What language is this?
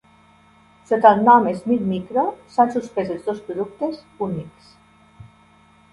Catalan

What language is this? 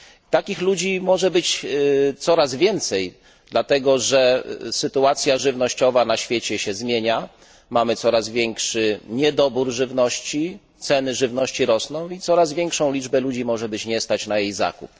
Polish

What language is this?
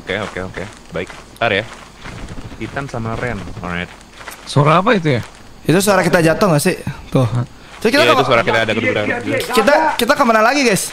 Indonesian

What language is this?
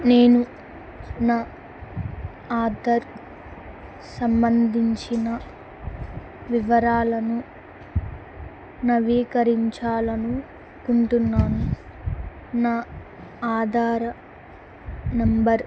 Telugu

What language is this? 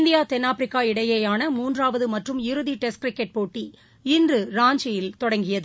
Tamil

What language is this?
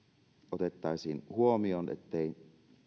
Finnish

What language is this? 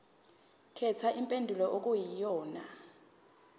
Zulu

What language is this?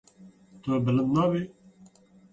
Kurdish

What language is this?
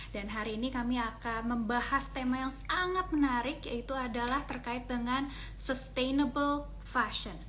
Indonesian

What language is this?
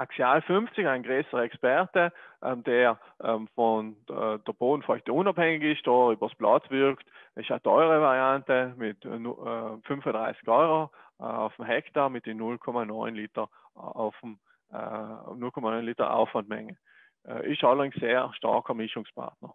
German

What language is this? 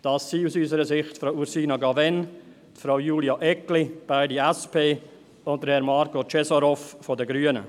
Swiss German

